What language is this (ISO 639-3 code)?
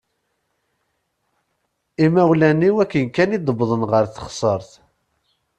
kab